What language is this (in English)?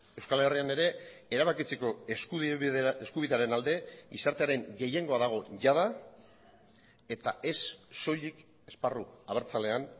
Basque